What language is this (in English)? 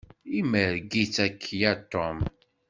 Kabyle